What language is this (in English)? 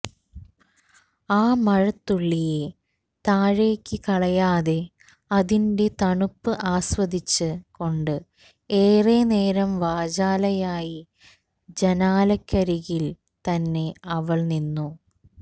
Malayalam